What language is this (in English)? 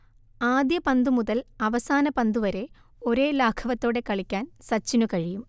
Malayalam